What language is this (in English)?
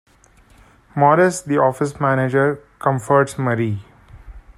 English